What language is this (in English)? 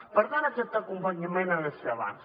Catalan